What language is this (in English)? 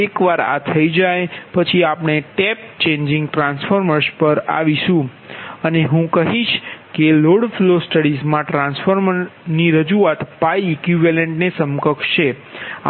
Gujarati